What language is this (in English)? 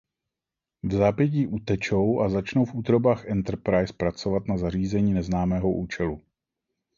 Czech